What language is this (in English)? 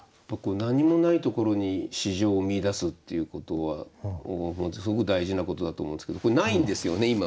Japanese